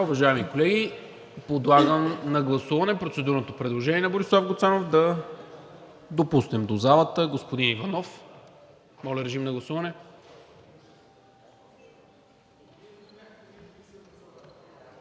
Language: Bulgarian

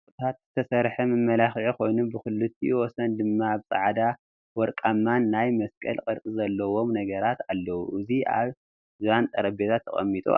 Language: Tigrinya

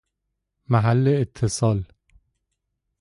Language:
Persian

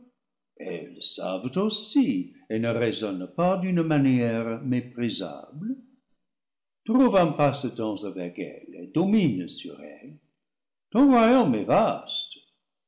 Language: French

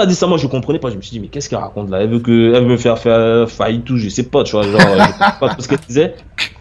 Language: French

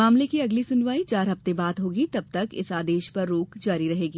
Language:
Hindi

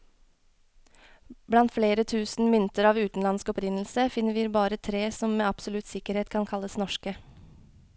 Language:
Norwegian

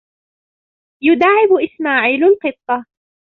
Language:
Arabic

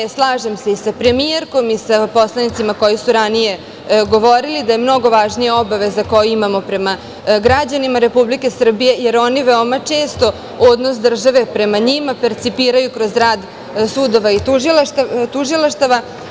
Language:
Serbian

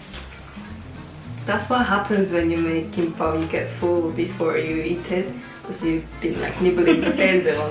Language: English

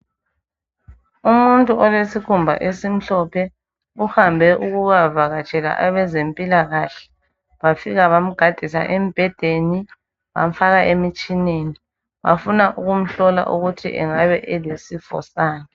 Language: North Ndebele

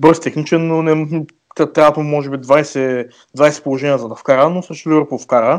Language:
Bulgarian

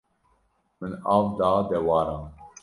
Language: Kurdish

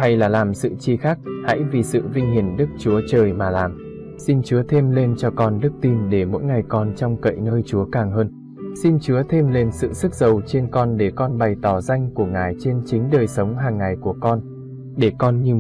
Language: Vietnamese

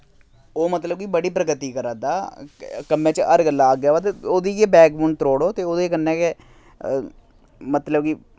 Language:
Dogri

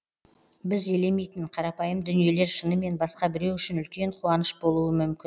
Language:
Kazakh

